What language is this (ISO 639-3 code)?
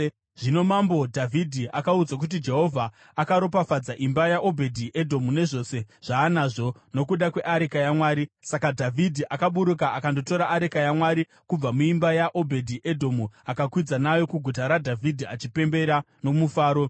sna